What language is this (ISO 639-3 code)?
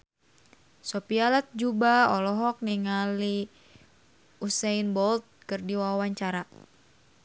sun